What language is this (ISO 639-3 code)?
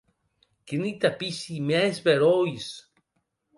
oci